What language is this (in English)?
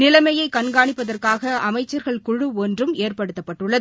Tamil